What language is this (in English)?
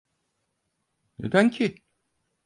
Turkish